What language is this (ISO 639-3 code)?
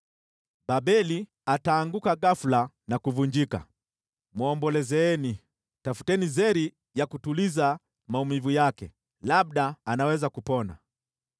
swa